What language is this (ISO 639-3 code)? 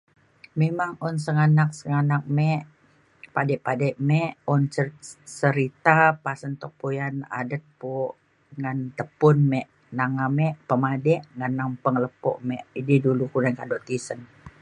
xkl